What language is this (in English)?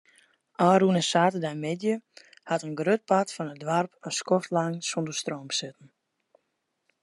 Western Frisian